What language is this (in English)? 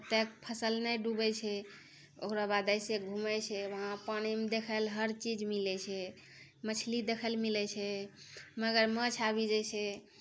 Maithili